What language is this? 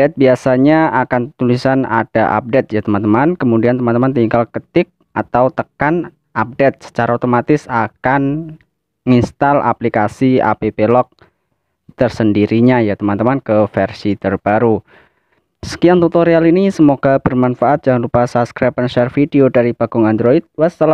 Indonesian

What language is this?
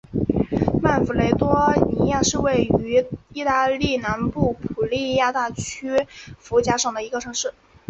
Chinese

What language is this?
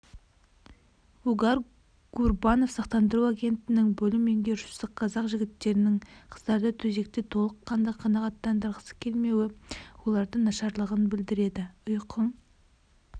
Kazakh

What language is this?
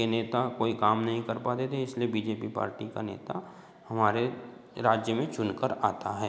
Hindi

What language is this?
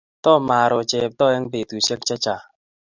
Kalenjin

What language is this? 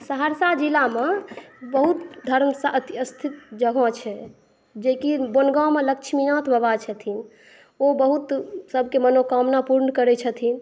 Maithili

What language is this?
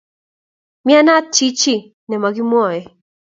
Kalenjin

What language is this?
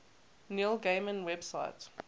English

